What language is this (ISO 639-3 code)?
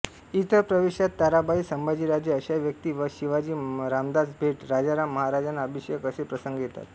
mar